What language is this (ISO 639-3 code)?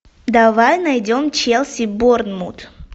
rus